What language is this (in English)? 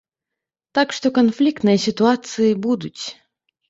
Belarusian